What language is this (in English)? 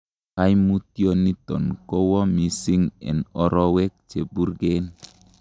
Kalenjin